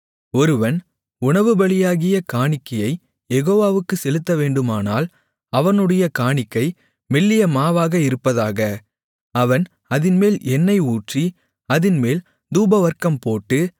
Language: Tamil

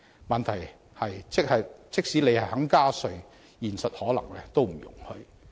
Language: Cantonese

